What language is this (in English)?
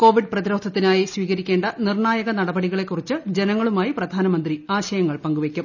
Malayalam